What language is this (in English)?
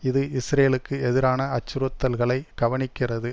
Tamil